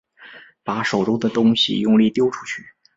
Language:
Chinese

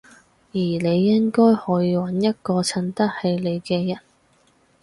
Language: Cantonese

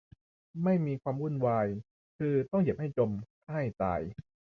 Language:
Thai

